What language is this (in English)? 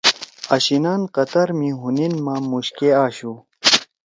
Torwali